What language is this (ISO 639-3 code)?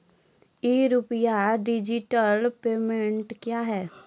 mai